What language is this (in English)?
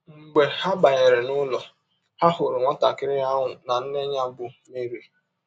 Igbo